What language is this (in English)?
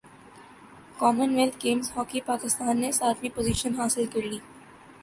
Urdu